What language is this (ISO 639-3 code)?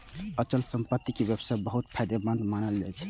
mai